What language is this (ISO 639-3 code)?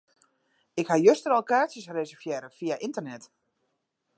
fry